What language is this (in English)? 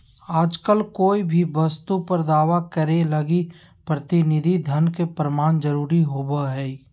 Magahi